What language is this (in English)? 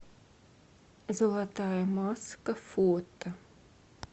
Russian